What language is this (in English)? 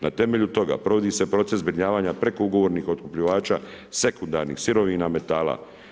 Croatian